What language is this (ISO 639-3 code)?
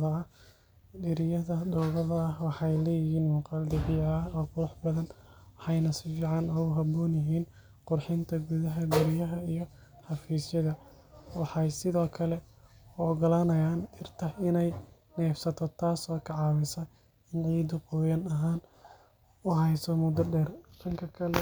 som